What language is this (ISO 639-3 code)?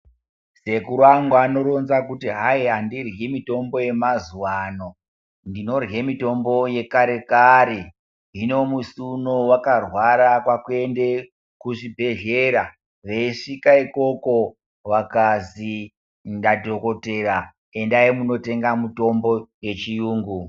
ndc